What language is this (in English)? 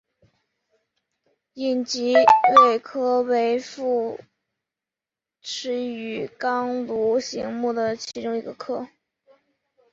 Chinese